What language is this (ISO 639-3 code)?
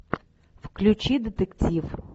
rus